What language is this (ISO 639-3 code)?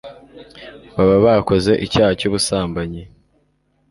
kin